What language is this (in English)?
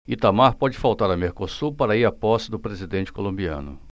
Portuguese